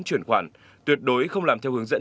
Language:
Vietnamese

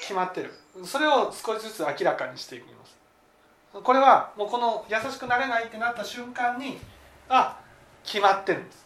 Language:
Japanese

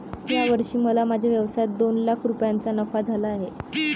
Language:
Marathi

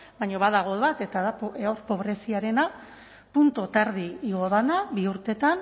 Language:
Basque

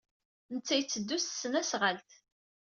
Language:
Kabyle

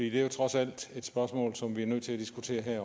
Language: Danish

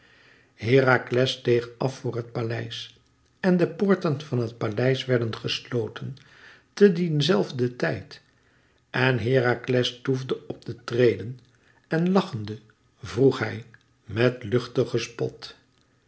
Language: Dutch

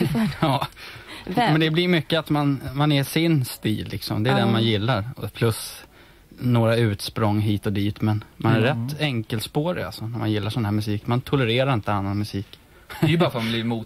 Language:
Swedish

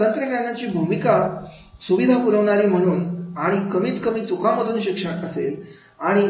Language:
Marathi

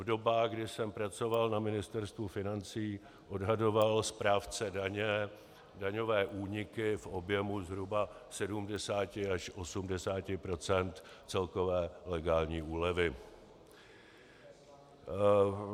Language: Czech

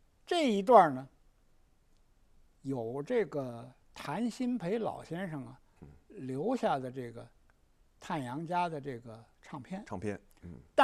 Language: Chinese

